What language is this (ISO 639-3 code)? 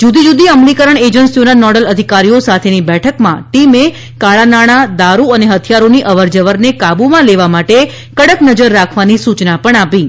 guj